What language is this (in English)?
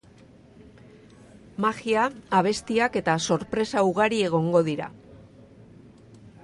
Basque